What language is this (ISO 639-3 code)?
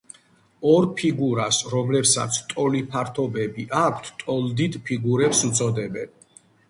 kat